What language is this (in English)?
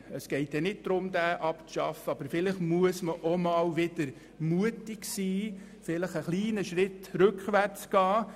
Swiss German